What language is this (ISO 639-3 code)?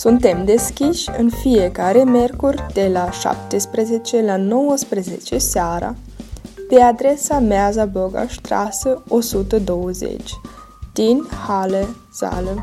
ron